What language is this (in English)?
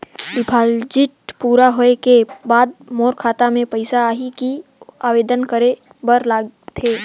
Chhattisgarhi